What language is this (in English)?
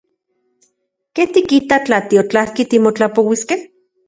Central Puebla Nahuatl